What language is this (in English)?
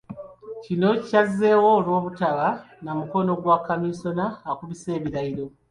Ganda